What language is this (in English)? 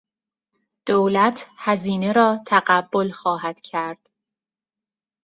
Persian